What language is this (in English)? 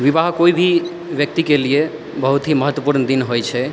Maithili